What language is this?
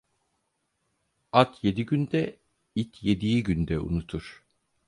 Turkish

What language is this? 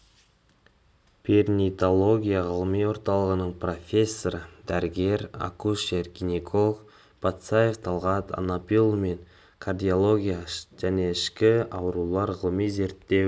Kazakh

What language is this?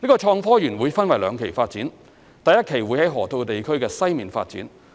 Cantonese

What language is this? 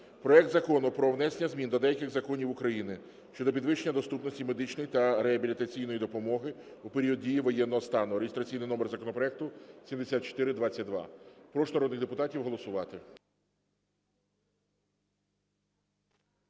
Ukrainian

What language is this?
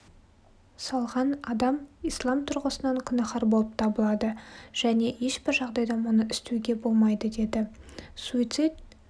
Kazakh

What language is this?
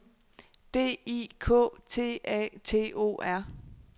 Danish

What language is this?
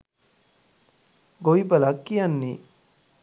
Sinhala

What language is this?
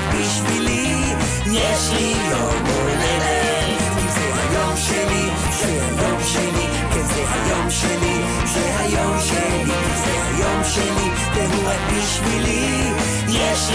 Hebrew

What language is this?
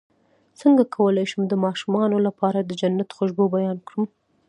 Pashto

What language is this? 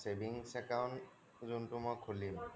Assamese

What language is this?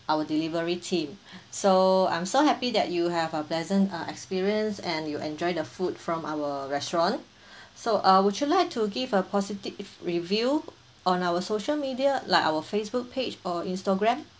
English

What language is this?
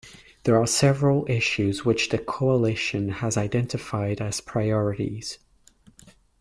English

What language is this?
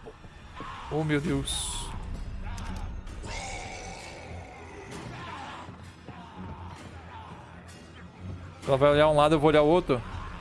Portuguese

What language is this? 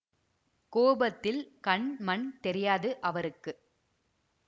Tamil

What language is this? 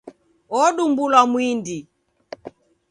Taita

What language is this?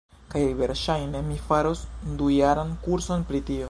Esperanto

